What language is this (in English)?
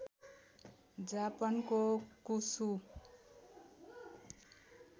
Nepali